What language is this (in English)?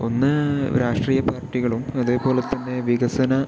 Malayalam